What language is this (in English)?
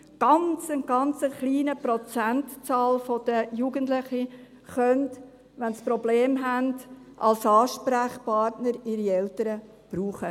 Swiss German